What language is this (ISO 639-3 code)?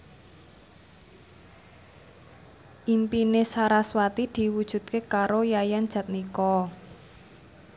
jav